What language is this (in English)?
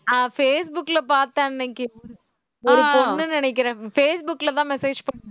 Tamil